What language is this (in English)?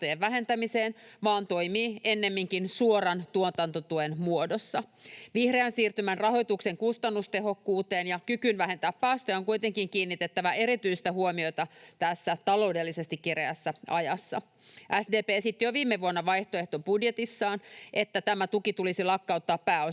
Finnish